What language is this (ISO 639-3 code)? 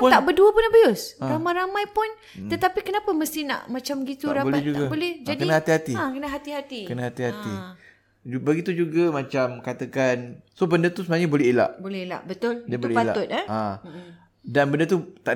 msa